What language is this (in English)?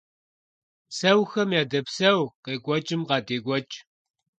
Kabardian